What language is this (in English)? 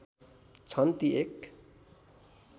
Nepali